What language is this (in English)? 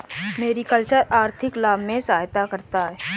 Hindi